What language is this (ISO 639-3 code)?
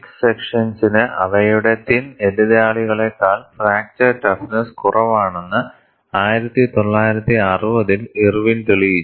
mal